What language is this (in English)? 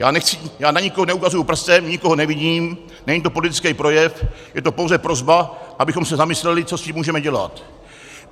Czech